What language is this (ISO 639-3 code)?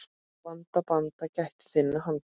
isl